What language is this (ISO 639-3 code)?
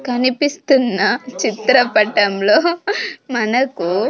tel